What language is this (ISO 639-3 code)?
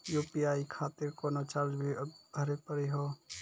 mai